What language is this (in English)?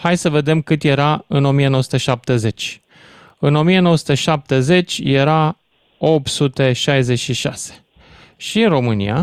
Romanian